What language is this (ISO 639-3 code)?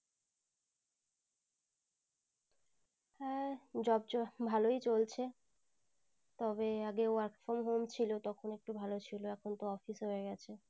ben